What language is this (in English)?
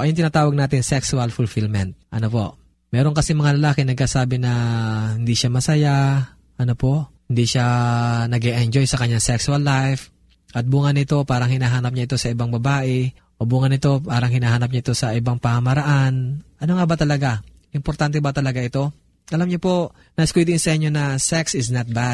Filipino